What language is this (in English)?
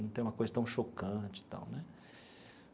Portuguese